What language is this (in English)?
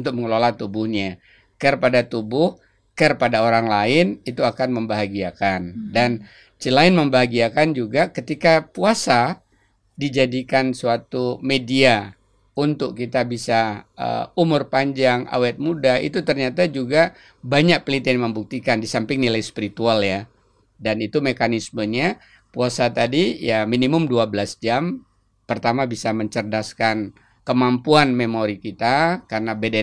Indonesian